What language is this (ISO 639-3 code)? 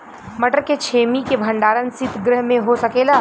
bho